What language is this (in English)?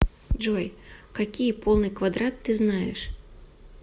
Russian